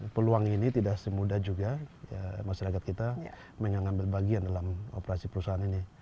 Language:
Indonesian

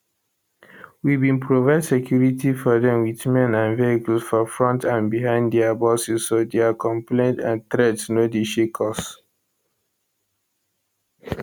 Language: Nigerian Pidgin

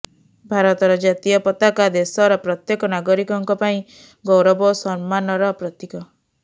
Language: Odia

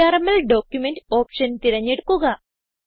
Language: Malayalam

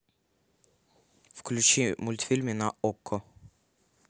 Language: Russian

